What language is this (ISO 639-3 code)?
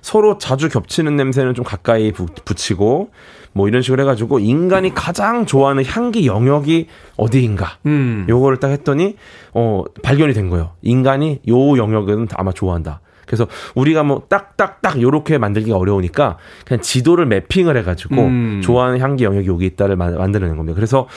kor